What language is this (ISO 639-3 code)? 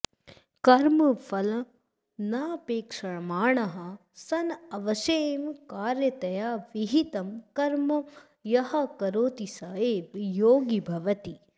san